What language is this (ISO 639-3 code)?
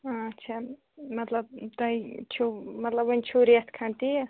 kas